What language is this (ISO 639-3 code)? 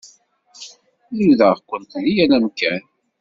kab